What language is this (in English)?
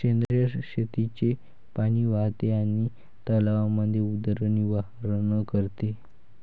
Marathi